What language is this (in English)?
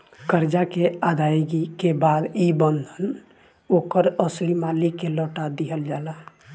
Bhojpuri